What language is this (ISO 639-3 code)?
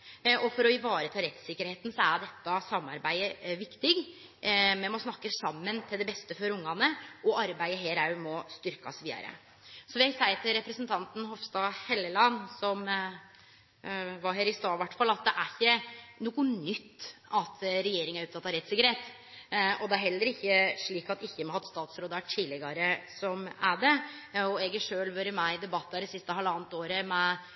nno